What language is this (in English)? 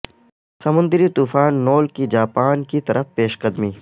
Urdu